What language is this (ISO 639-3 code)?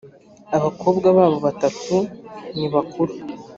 kin